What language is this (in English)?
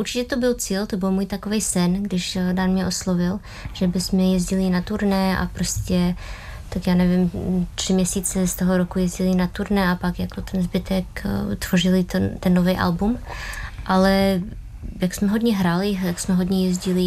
Czech